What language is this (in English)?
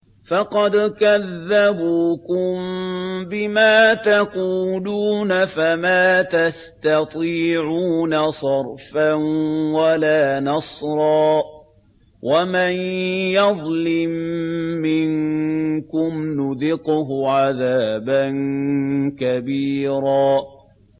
Arabic